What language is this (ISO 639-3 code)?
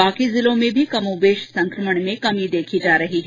hin